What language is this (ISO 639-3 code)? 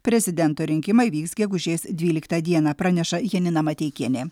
lit